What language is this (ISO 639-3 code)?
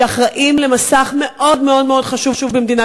heb